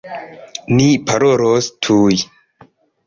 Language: Esperanto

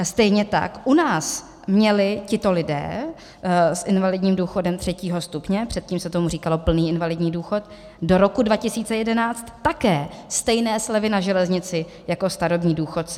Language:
Czech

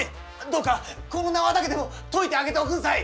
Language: Japanese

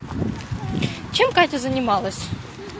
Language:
Russian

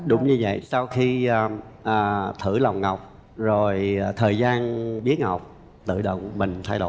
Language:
Vietnamese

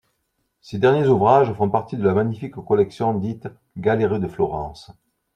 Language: French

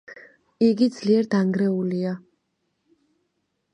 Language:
Georgian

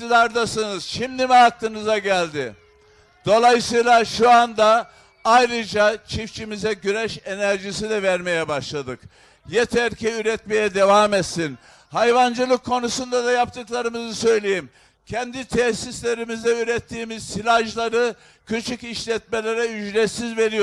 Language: Turkish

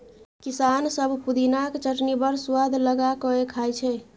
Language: Maithili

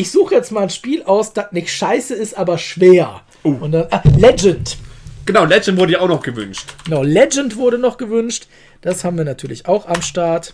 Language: German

